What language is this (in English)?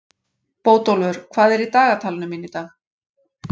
Icelandic